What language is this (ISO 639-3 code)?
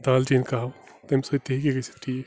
kas